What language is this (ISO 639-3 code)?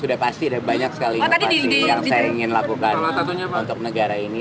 ind